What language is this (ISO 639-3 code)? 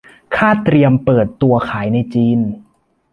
tha